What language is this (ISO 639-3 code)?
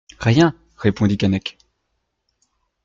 fra